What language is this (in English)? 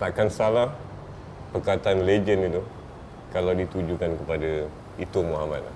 Malay